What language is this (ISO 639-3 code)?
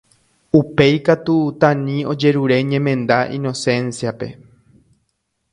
grn